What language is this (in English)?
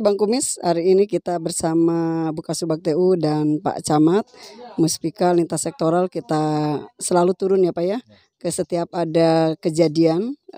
Indonesian